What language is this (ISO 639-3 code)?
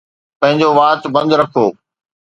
snd